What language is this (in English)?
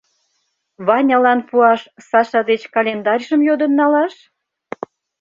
Mari